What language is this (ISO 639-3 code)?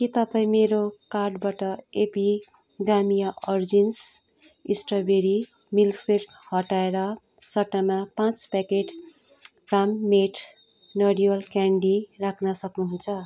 nep